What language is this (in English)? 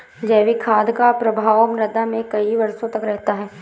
Hindi